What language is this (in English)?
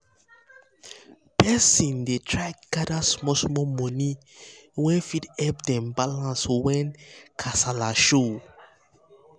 Nigerian Pidgin